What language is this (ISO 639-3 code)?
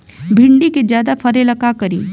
bho